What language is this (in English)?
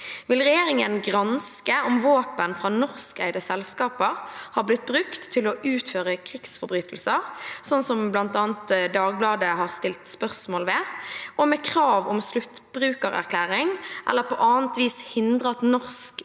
Norwegian